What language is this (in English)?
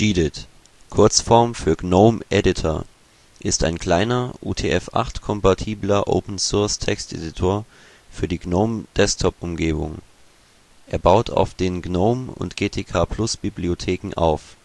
German